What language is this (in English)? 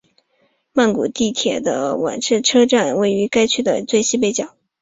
Chinese